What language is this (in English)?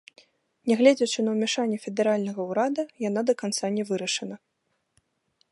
Belarusian